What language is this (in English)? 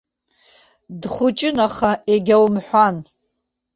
Abkhazian